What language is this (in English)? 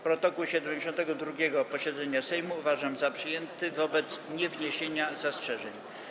Polish